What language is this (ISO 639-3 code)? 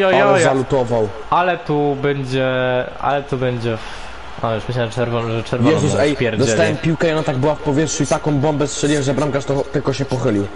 pol